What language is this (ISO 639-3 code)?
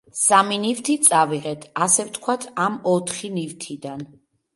kat